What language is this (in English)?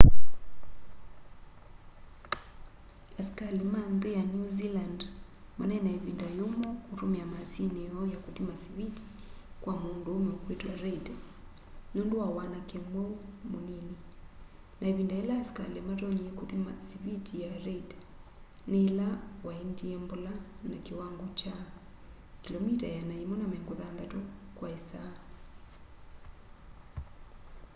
Kamba